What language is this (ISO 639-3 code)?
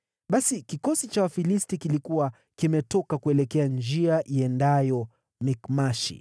swa